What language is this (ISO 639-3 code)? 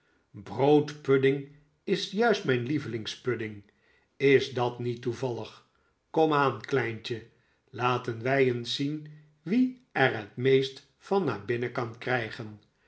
nld